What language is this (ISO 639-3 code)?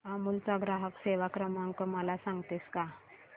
mar